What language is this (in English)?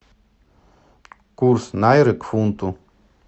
Russian